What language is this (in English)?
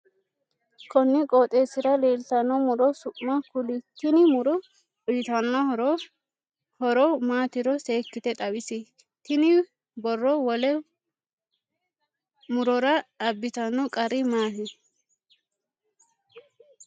Sidamo